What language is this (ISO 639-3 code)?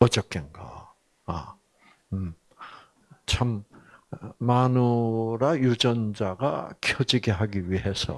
kor